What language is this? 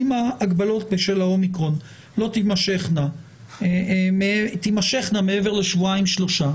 Hebrew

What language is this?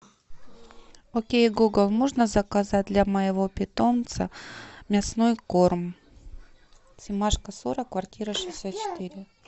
Russian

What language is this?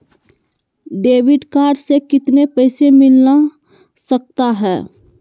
Magahi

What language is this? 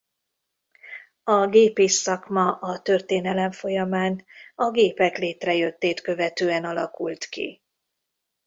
Hungarian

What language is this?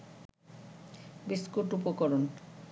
Bangla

